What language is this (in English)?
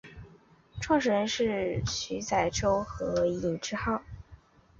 Chinese